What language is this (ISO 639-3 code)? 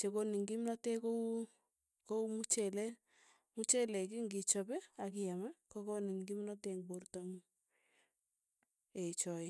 tuy